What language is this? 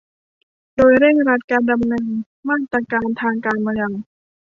Thai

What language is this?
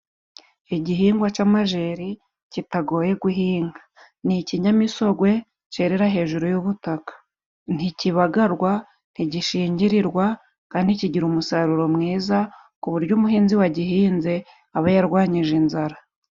Kinyarwanda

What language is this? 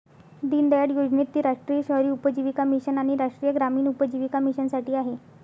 Marathi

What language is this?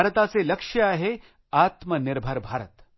Marathi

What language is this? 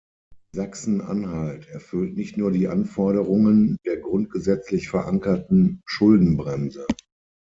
German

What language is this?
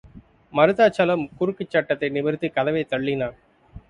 Tamil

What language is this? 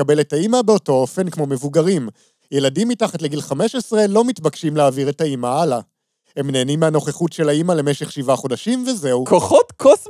Hebrew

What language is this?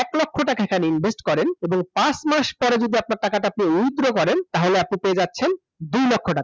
Bangla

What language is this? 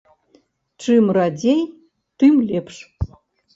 Belarusian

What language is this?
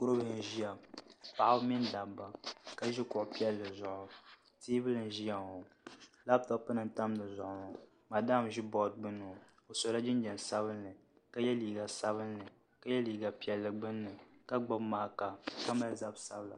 Dagbani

